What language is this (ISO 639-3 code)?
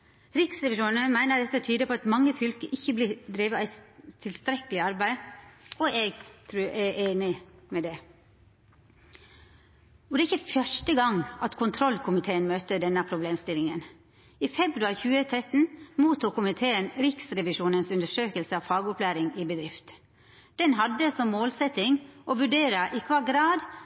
nno